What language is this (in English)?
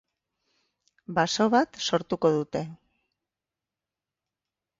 Basque